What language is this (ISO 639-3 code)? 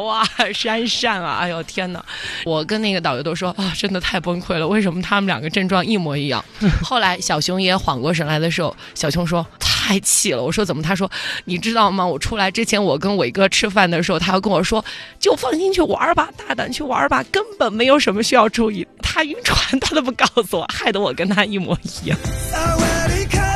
zho